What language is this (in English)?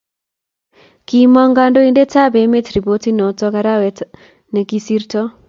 Kalenjin